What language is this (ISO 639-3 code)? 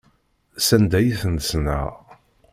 kab